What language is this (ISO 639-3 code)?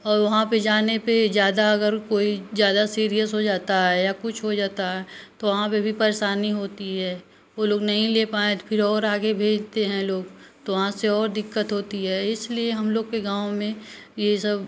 hin